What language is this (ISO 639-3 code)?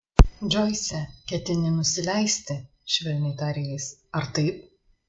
lit